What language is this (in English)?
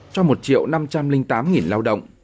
Vietnamese